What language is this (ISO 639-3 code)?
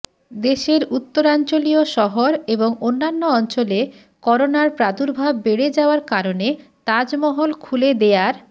ben